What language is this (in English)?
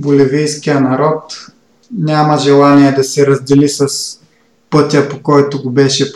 Bulgarian